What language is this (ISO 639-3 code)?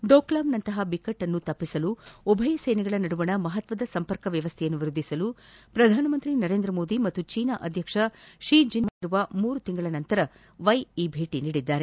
kan